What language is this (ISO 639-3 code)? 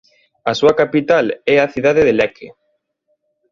glg